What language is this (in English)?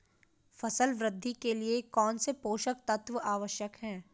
Hindi